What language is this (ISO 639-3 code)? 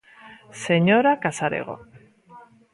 glg